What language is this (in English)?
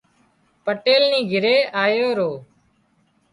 Wadiyara Koli